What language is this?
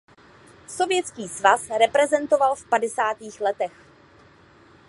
Czech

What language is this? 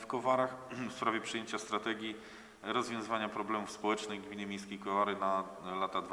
Polish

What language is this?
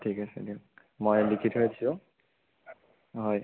Assamese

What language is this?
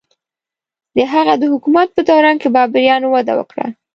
Pashto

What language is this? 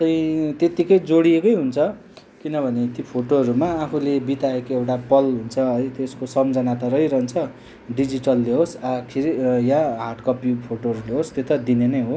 Nepali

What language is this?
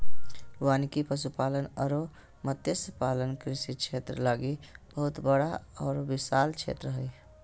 Magahi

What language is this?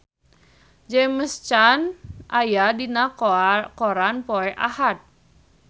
Sundanese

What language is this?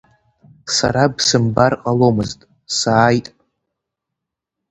Abkhazian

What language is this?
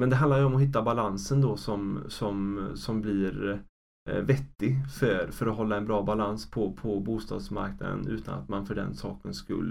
Swedish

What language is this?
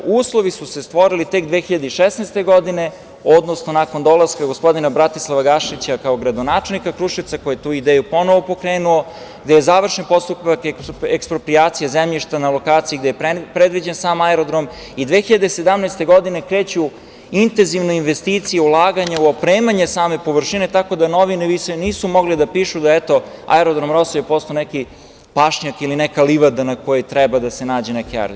Serbian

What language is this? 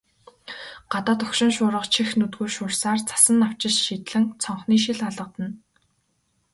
Mongolian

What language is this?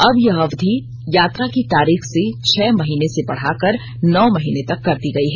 Hindi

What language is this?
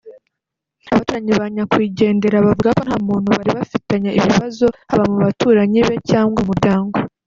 Kinyarwanda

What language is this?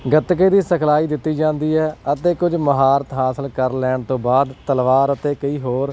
Punjabi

